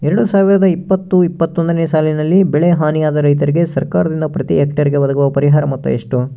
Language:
Kannada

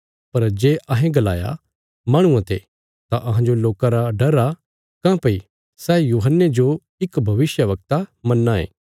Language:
Bilaspuri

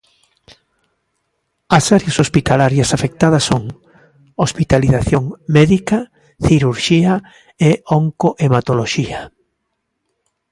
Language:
Galician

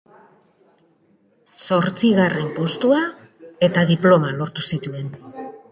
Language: Basque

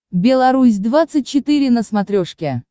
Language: Russian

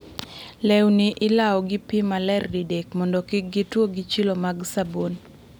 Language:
Luo (Kenya and Tanzania)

